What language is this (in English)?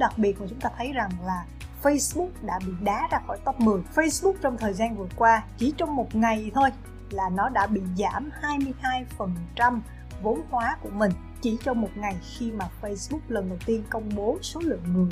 Vietnamese